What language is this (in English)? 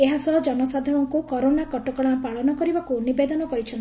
Odia